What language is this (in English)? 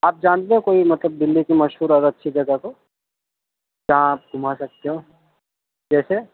Urdu